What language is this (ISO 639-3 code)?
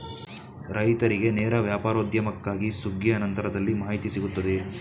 kan